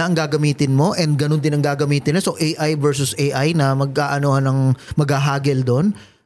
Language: Filipino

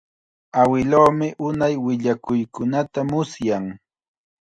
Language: Chiquián Ancash Quechua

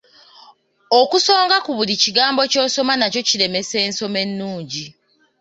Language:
Ganda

